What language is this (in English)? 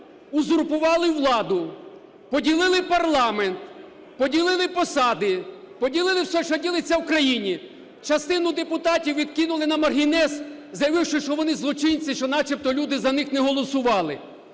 Ukrainian